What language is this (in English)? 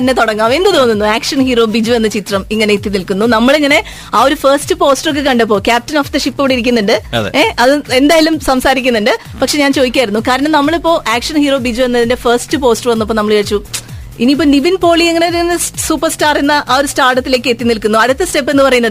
Malayalam